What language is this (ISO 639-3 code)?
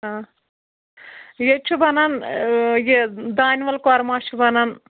kas